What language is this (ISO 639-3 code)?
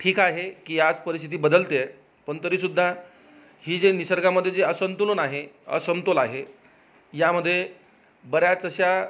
mar